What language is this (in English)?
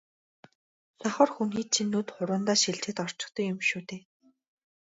Mongolian